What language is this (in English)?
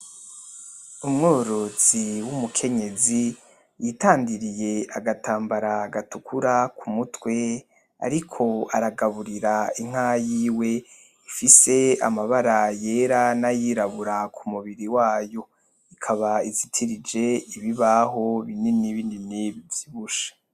Rundi